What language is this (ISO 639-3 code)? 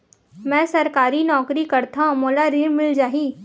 hne